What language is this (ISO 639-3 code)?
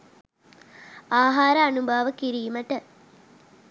sin